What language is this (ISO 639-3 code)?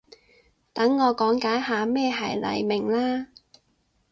yue